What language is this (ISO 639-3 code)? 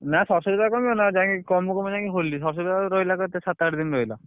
ori